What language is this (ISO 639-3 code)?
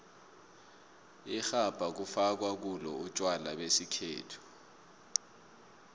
nbl